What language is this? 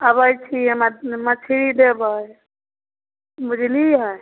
Maithili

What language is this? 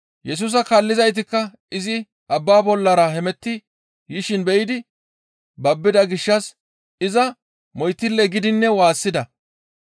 Gamo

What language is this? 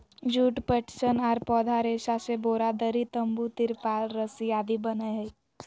Magahi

